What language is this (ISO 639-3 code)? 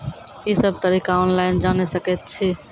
mai